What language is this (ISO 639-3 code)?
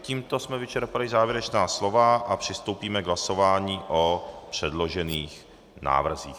ces